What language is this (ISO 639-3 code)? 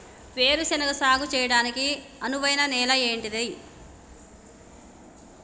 tel